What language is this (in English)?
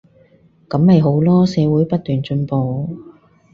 Cantonese